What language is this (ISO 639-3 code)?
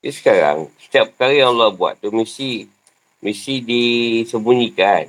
msa